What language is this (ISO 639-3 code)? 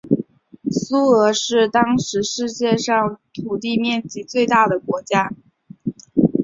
zho